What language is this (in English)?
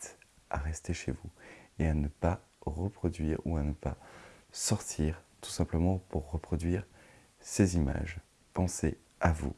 French